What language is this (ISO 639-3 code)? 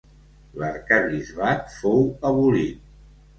cat